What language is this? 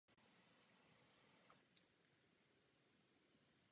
Czech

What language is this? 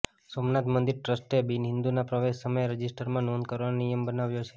Gujarati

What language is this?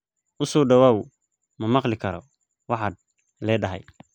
Somali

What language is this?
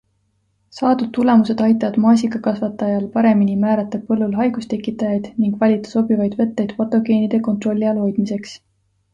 Estonian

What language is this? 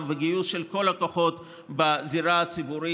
Hebrew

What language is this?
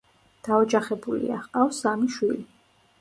Georgian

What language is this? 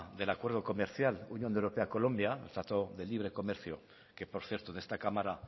Spanish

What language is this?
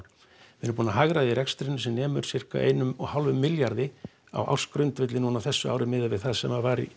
Icelandic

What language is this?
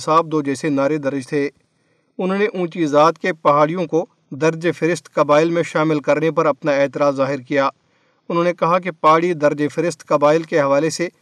Urdu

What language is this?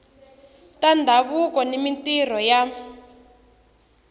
Tsonga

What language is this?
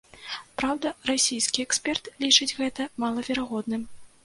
Belarusian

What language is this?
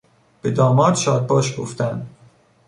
Persian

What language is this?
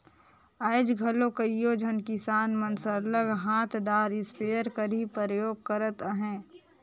Chhattisgarhi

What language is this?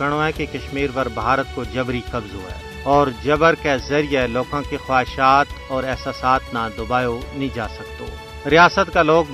Urdu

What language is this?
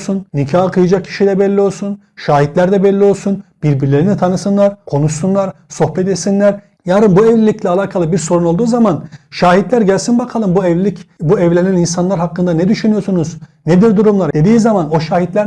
Turkish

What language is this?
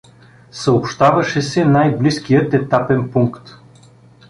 Bulgarian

